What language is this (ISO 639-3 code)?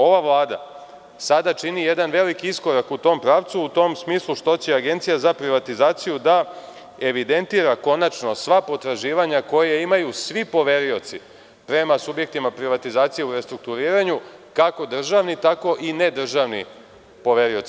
srp